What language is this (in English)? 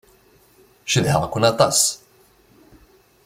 Kabyle